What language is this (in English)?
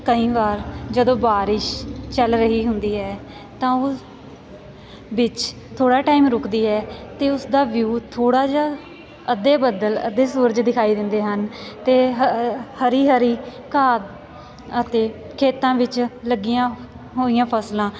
Punjabi